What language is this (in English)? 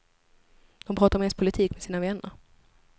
Swedish